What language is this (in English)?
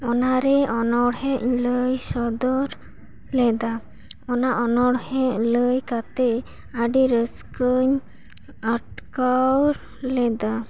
Santali